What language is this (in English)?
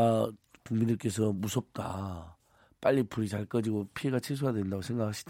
Korean